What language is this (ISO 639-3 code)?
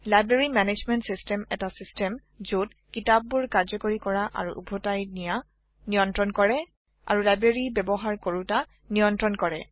asm